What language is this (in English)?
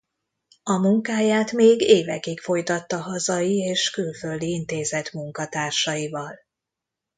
Hungarian